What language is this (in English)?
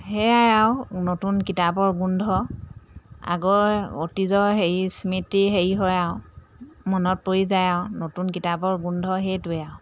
Assamese